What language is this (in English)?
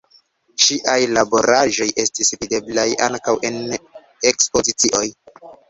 Esperanto